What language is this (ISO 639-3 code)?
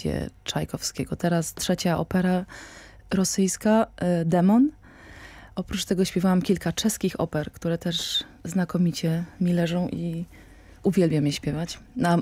pol